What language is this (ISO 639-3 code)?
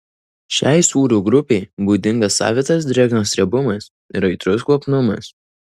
lit